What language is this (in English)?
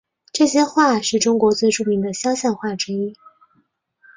Chinese